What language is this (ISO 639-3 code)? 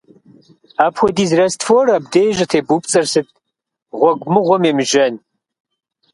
kbd